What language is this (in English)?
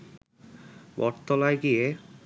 Bangla